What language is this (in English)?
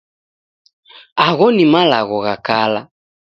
Taita